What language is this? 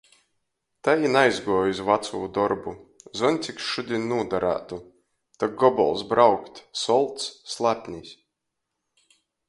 Latgalian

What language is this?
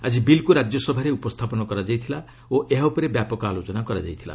Odia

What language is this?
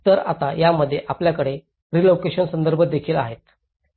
Marathi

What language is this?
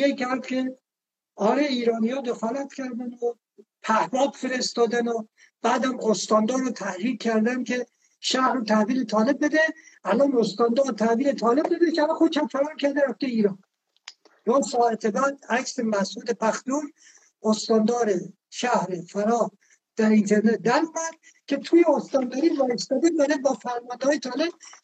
Persian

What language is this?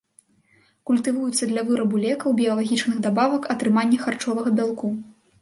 Belarusian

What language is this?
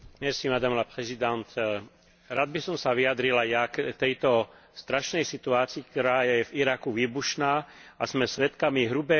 Slovak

